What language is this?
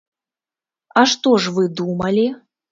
Belarusian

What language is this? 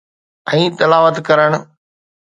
Sindhi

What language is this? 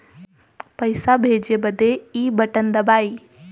Bhojpuri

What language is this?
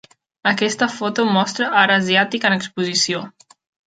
Catalan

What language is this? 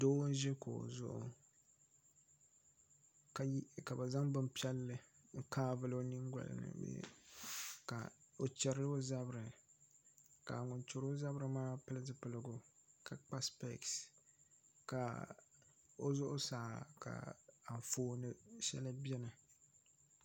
Dagbani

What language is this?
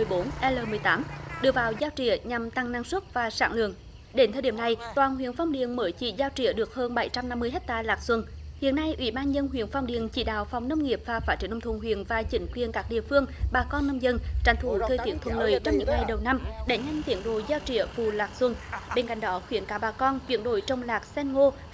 Vietnamese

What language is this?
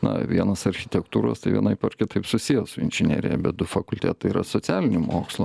Lithuanian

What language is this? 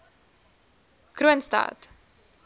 Afrikaans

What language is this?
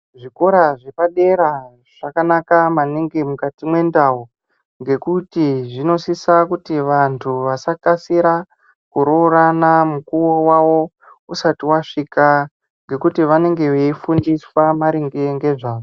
Ndau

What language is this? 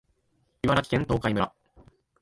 Japanese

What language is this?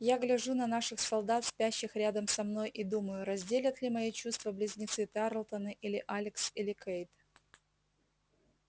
Russian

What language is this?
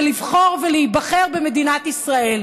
Hebrew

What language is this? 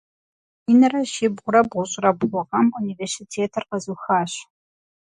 Kabardian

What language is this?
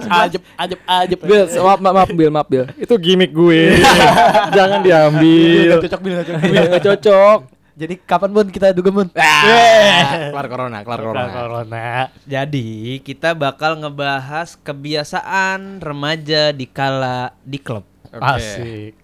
Indonesian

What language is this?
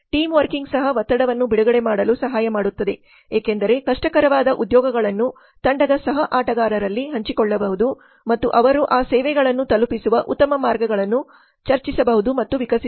Kannada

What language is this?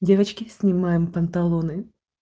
Russian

